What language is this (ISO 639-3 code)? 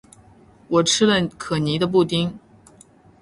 zho